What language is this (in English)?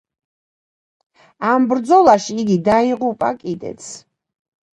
Georgian